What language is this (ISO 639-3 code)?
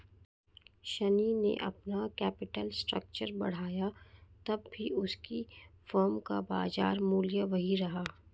hin